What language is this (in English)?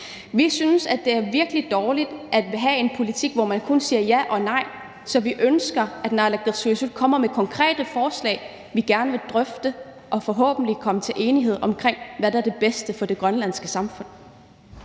Danish